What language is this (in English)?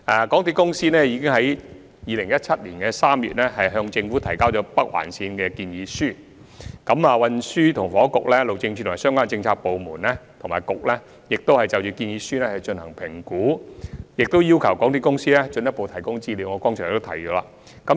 Cantonese